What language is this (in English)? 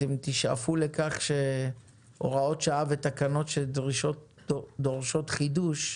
Hebrew